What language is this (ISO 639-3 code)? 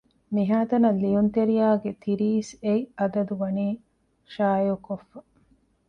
div